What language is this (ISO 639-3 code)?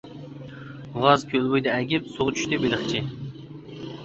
uig